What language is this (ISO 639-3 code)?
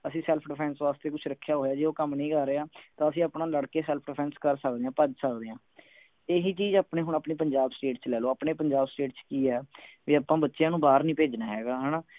pan